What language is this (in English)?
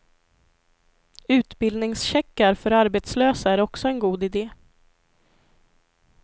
Swedish